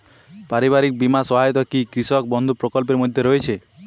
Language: Bangla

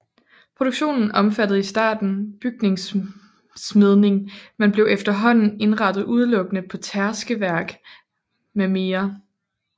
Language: Danish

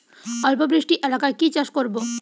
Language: Bangla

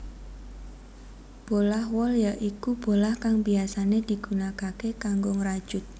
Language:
Javanese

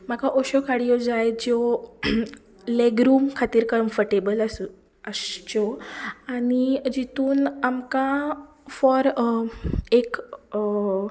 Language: Konkani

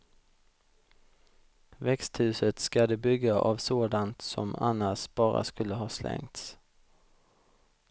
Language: Swedish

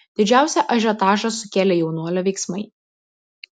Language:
Lithuanian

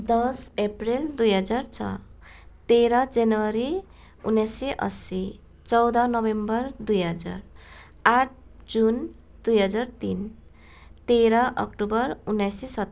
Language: Nepali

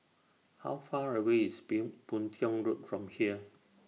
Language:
English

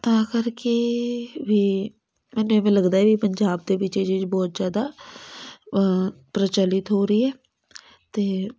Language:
Punjabi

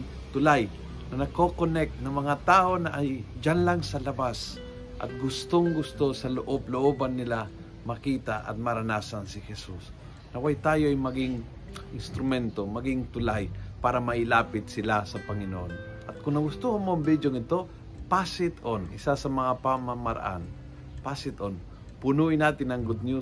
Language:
Filipino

